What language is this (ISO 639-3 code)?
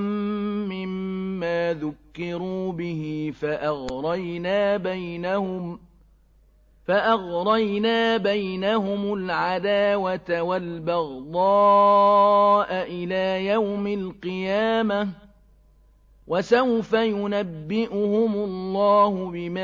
ara